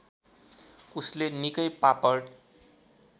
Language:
Nepali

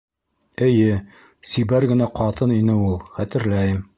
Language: Bashkir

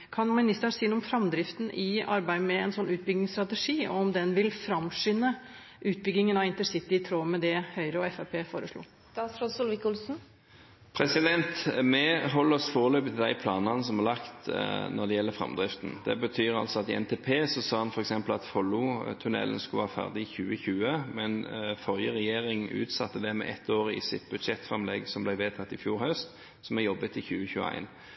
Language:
Norwegian Bokmål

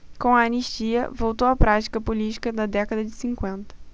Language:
Portuguese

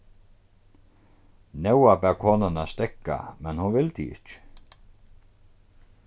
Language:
Faroese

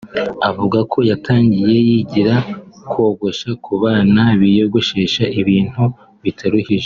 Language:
Kinyarwanda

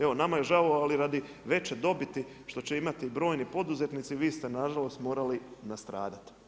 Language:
Croatian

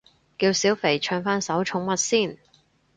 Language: Cantonese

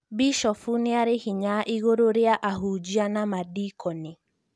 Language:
Kikuyu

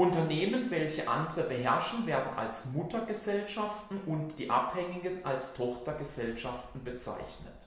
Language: German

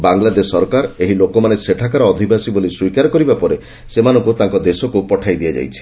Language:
Odia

